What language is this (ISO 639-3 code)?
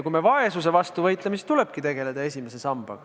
est